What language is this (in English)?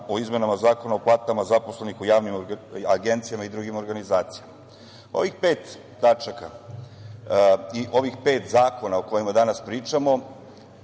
Serbian